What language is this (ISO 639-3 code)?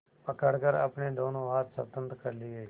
hin